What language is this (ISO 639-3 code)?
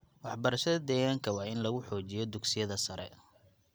som